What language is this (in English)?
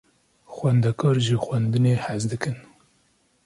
Kurdish